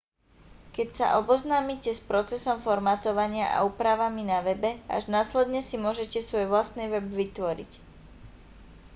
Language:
Slovak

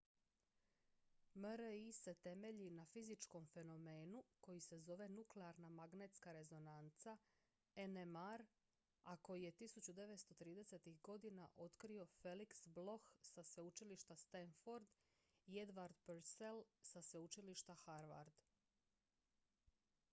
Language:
Croatian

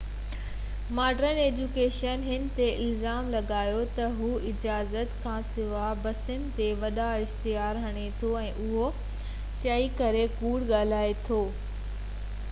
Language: Sindhi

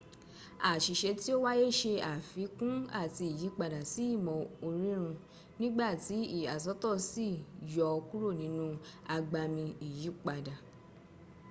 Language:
Yoruba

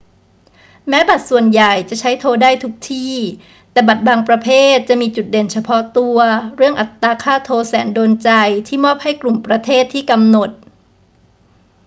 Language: Thai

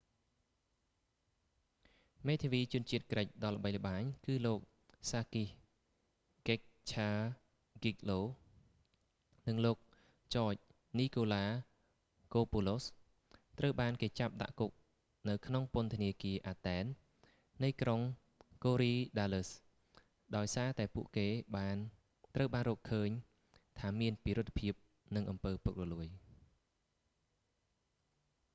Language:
Khmer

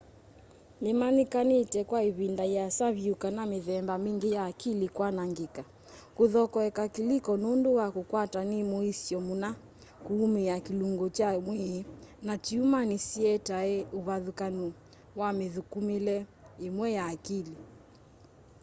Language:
Kamba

